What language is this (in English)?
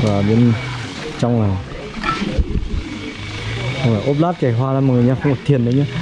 Vietnamese